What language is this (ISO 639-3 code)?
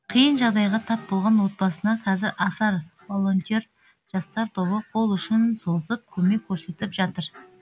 kaz